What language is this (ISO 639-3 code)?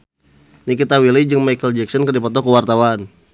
sun